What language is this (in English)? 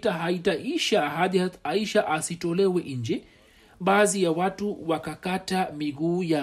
Swahili